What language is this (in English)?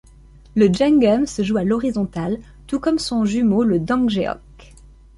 French